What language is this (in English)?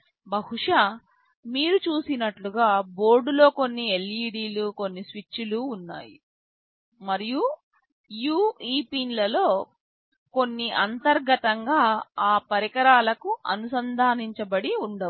Telugu